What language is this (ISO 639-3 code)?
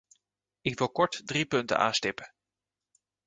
nld